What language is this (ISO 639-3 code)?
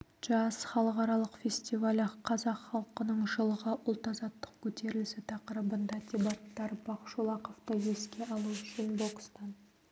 kaz